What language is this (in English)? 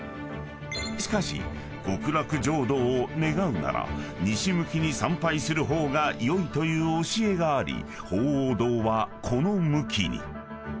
Japanese